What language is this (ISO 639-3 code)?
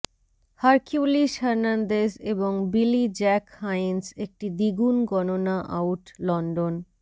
ben